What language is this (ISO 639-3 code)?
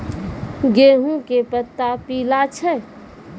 mai